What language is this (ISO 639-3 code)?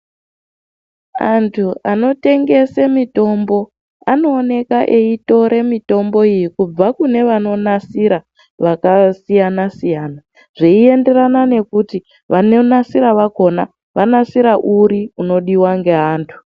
ndc